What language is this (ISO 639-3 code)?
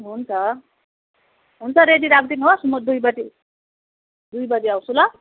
nep